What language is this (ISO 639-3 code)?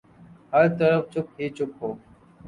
urd